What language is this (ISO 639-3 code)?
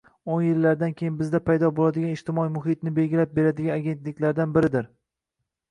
uzb